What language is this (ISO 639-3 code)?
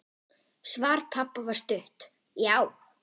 isl